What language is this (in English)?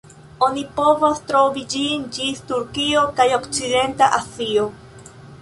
Esperanto